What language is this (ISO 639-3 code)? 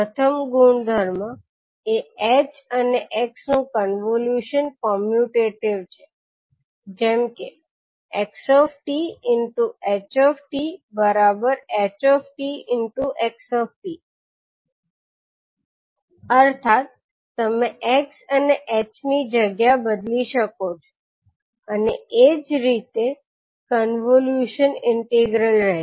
guj